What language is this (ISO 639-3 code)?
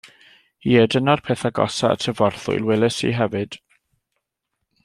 cym